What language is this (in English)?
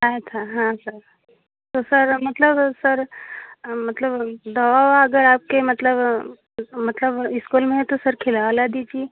Hindi